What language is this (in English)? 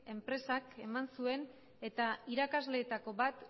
Basque